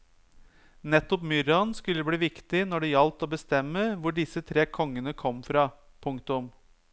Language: Norwegian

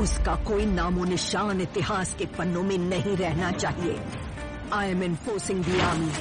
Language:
Hindi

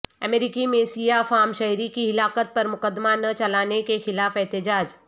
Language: Urdu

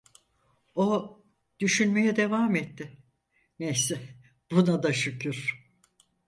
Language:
Turkish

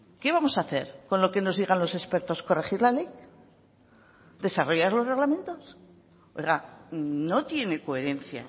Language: Spanish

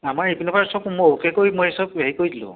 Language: Assamese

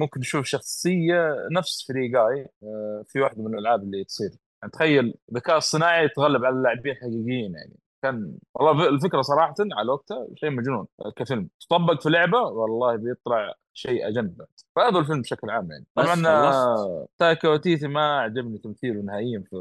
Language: Arabic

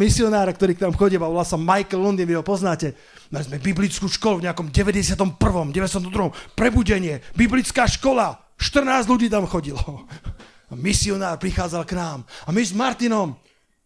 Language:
Slovak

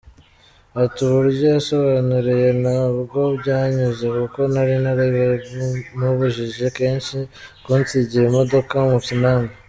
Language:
Kinyarwanda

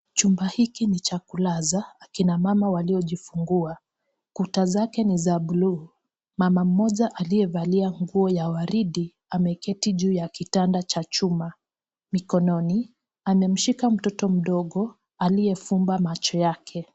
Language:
Swahili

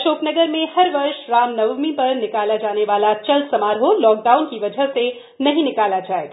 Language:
Hindi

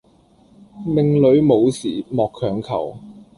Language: Cantonese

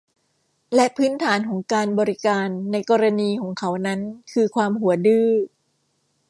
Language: Thai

